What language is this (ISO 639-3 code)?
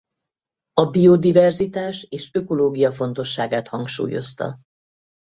hun